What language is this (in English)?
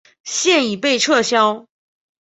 Chinese